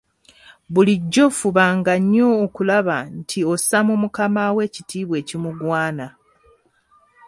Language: Ganda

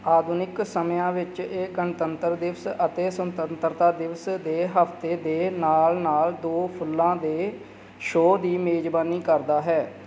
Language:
Punjabi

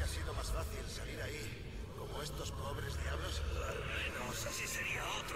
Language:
Spanish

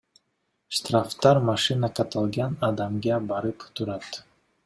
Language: Kyrgyz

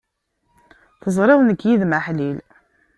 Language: Kabyle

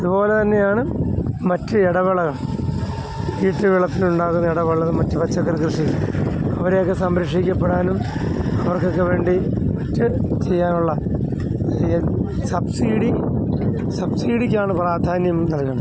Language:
Malayalam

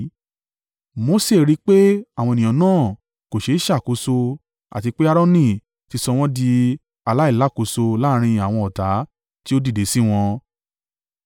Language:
Yoruba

